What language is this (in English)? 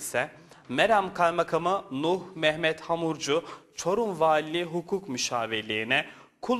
Turkish